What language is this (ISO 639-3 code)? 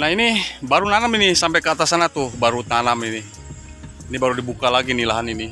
ind